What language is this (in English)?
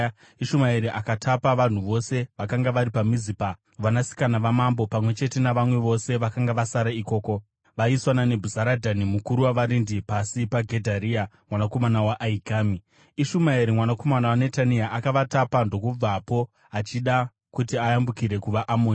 Shona